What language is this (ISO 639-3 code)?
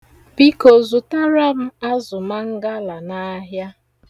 ibo